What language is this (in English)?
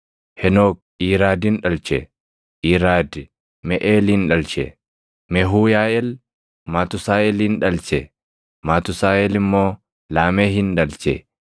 Oromo